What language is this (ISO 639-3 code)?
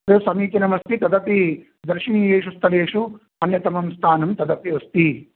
san